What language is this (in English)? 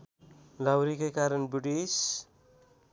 Nepali